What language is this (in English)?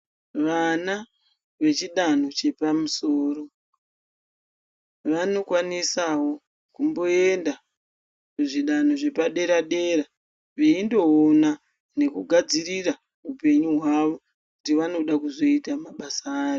Ndau